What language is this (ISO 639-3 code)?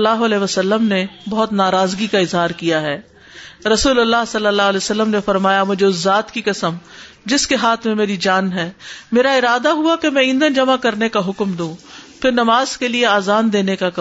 urd